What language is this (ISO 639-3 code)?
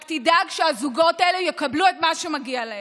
heb